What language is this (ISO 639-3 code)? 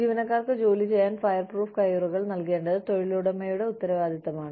mal